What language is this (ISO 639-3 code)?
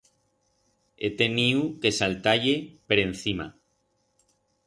arg